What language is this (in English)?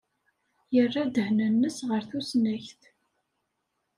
Kabyle